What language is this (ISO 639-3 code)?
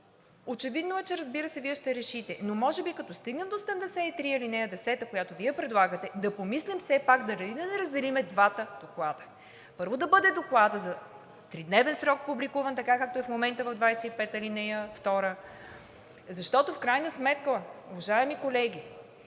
bul